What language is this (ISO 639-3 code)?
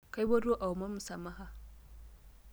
mas